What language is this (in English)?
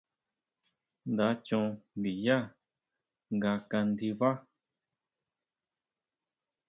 Huautla Mazatec